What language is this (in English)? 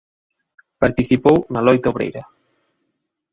Galician